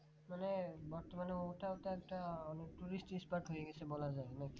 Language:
Bangla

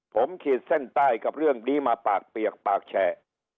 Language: Thai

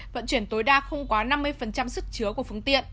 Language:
Vietnamese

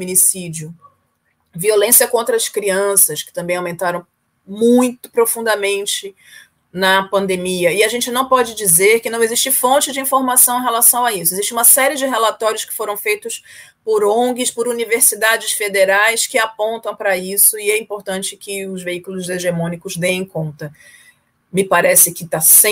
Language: Portuguese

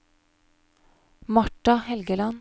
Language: Norwegian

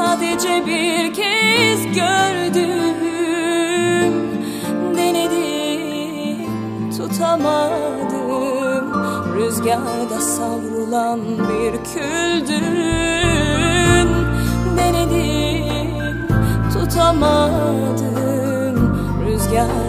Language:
Turkish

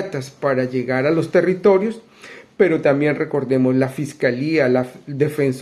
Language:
Spanish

